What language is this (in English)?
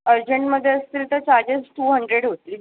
Marathi